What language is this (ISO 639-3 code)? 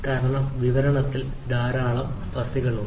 mal